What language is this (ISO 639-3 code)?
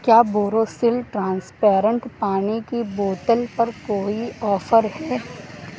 urd